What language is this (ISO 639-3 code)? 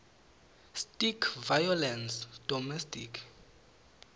ssw